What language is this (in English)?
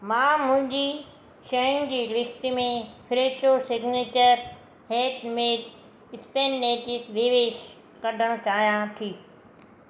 Sindhi